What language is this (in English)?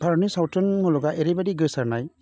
Bodo